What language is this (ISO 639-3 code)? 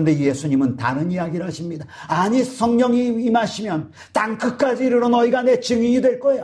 kor